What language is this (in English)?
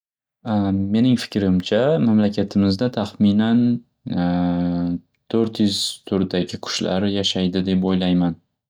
Uzbek